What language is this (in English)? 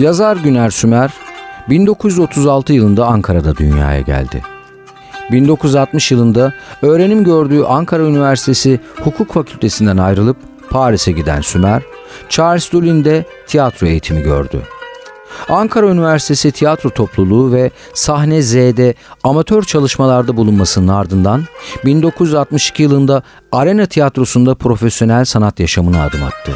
Turkish